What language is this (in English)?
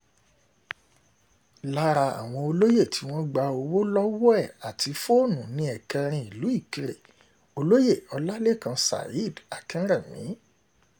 Yoruba